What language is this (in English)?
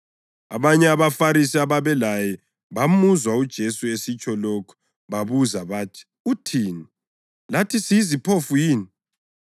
North Ndebele